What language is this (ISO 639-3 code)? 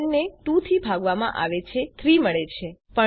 guj